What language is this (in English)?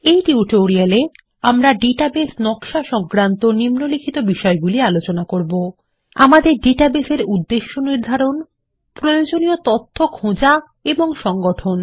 Bangla